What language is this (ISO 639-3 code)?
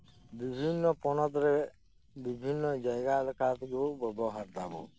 sat